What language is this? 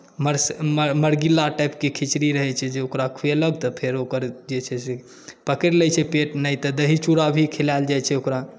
Maithili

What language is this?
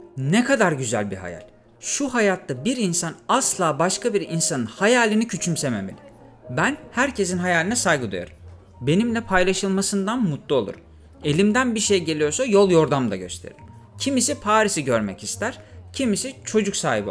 Turkish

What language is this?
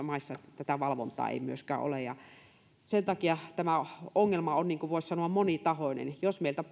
Finnish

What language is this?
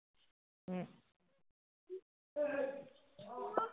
Assamese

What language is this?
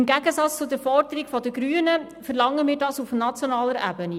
Swiss German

